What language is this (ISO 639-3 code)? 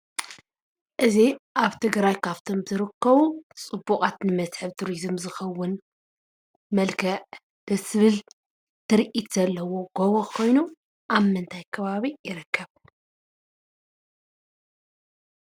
tir